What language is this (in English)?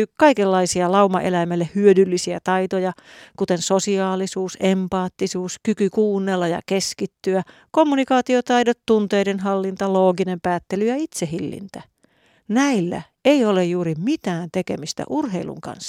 Finnish